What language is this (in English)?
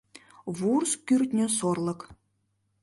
Mari